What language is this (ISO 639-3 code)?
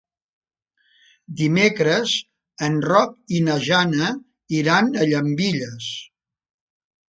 cat